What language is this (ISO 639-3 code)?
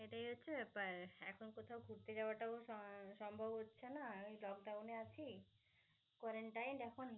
ben